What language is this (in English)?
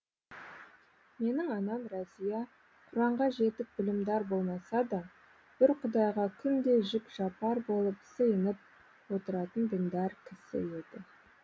Kazakh